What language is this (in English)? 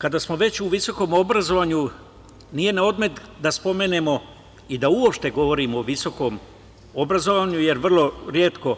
Serbian